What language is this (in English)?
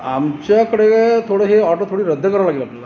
Marathi